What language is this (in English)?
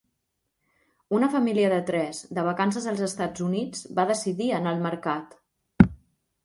Catalan